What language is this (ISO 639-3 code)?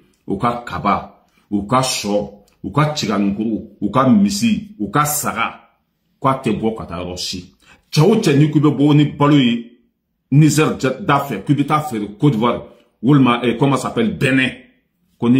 fra